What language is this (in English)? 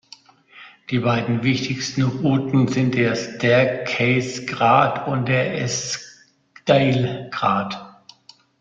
German